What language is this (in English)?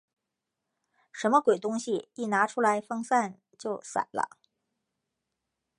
Chinese